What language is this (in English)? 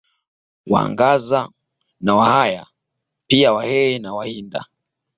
Swahili